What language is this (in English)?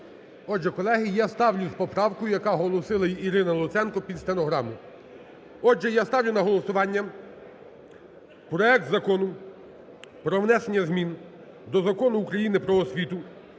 Ukrainian